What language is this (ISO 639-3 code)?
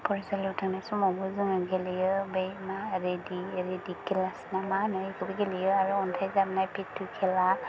brx